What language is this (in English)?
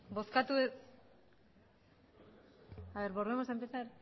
Spanish